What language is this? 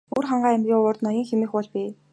Mongolian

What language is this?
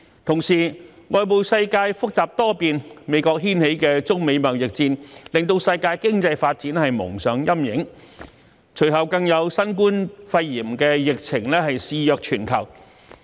Cantonese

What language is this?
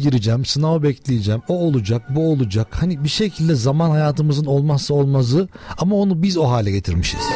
Turkish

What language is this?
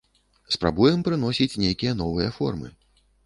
Belarusian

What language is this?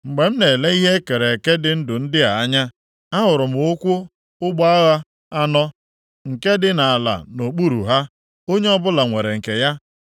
Igbo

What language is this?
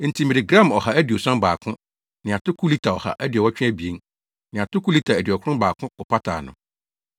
Akan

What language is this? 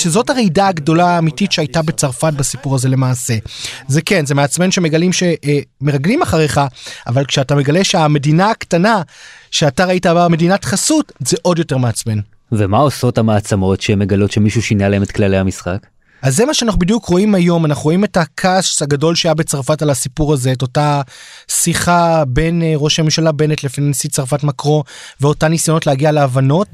Hebrew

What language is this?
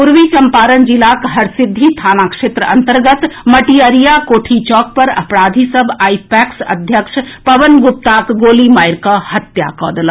Maithili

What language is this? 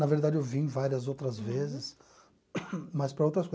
Portuguese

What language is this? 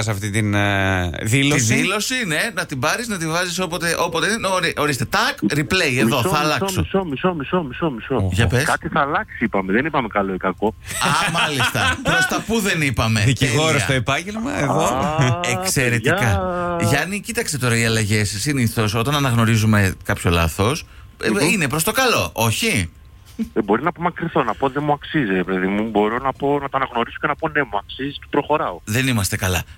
Greek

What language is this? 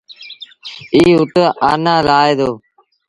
Sindhi Bhil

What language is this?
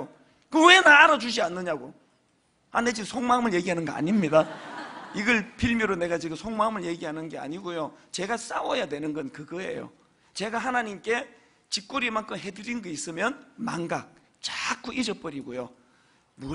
Korean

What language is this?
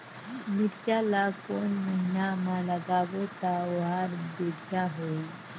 Chhattisgarhi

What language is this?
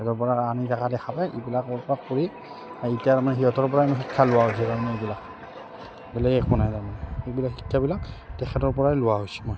Assamese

